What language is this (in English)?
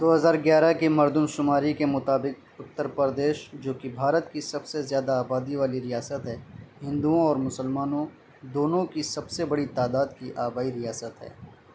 Urdu